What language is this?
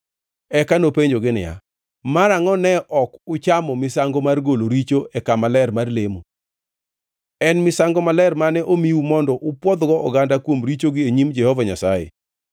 Luo (Kenya and Tanzania)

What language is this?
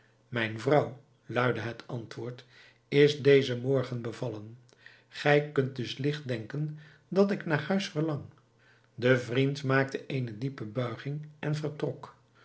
Dutch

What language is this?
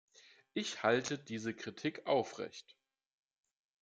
German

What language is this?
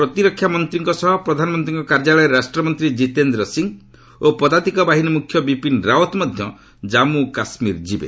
Odia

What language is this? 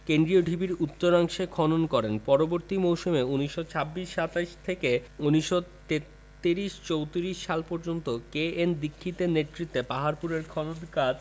Bangla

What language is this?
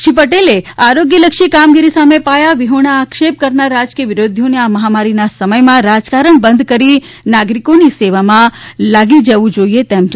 Gujarati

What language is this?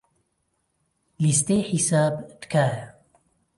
Central Kurdish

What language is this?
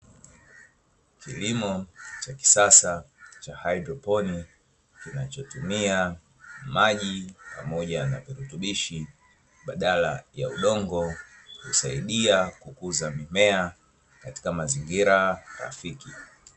Swahili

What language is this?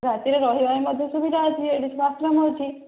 Odia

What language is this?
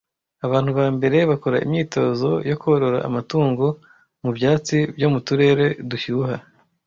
Kinyarwanda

